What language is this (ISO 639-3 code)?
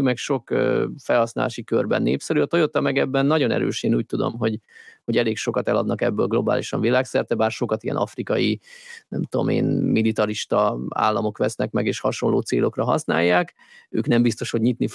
hun